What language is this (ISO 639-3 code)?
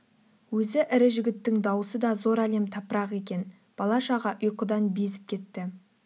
kaz